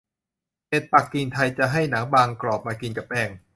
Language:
Thai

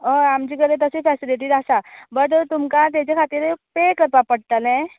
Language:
Konkani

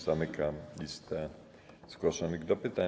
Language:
Polish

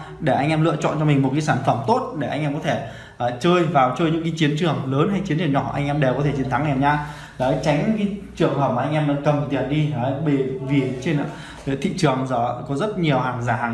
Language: Vietnamese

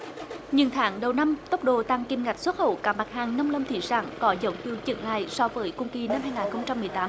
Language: Vietnamese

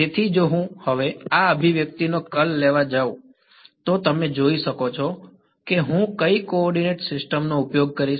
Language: Gujarati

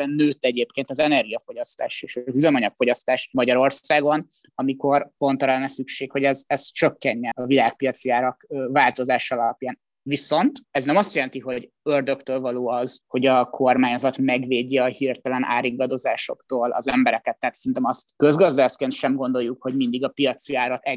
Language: Hungarian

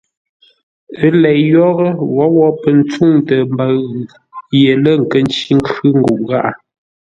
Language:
Ngombale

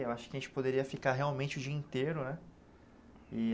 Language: Portuguese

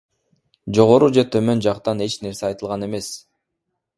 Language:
Kyrgyz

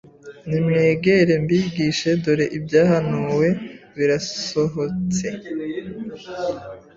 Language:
Kinyarwanda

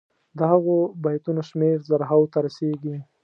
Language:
Pashto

